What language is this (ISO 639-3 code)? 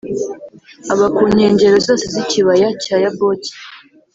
kin